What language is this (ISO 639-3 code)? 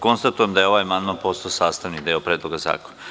srp